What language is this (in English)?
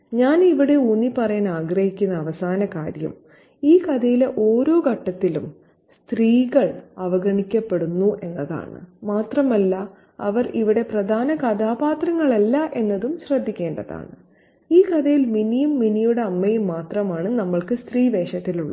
Malayalam